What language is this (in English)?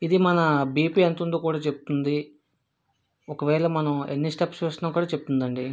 Telugu